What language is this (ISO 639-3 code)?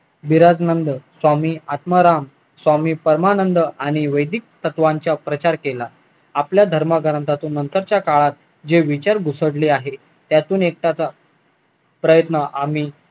mar